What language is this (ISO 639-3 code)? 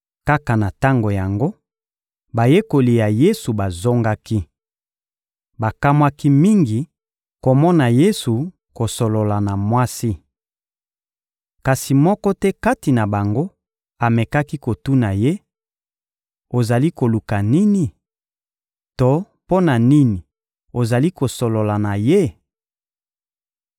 lin